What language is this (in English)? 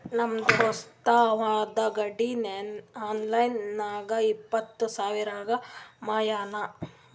Kannada